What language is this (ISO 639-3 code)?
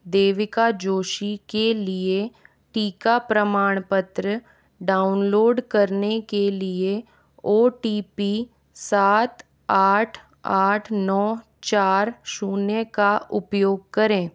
hin